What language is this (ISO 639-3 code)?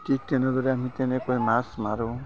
asm